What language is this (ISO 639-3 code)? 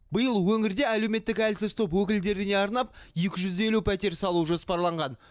kaz